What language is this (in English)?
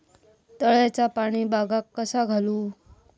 Marathi